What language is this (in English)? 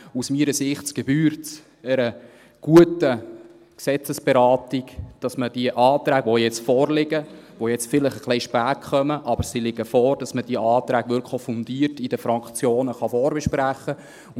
Swiss German